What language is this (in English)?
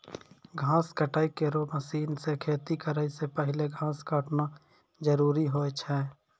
Maithili